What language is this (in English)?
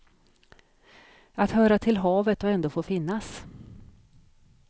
Swedish